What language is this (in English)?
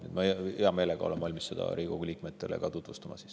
Estonian